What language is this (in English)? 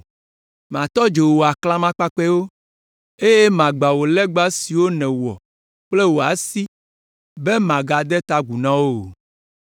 Ewe